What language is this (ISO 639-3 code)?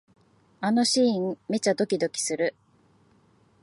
jpn